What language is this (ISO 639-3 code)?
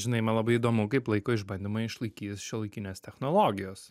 lit